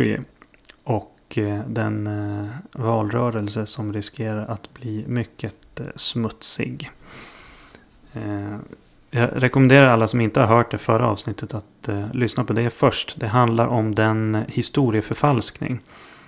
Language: Swedish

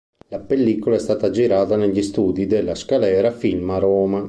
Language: Italian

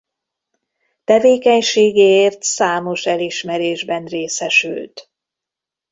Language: Hungarian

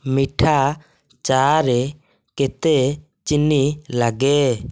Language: Odia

